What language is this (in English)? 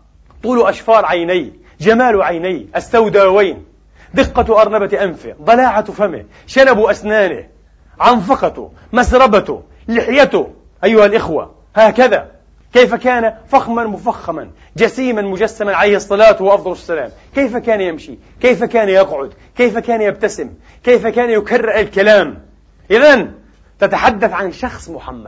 Arabic